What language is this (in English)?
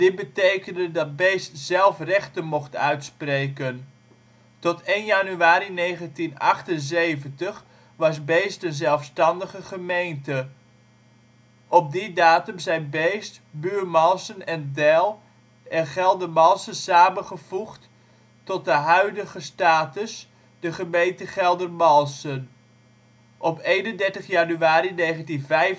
Dutch